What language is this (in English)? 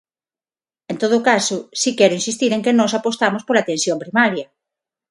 Galician